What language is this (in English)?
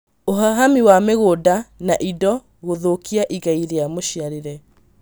Kikuyu